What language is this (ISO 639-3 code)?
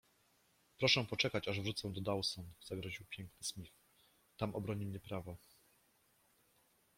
pol